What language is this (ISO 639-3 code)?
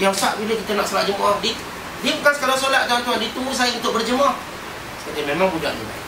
msa